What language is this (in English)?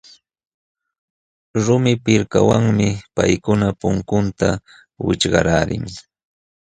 Jauja Wanca Quechua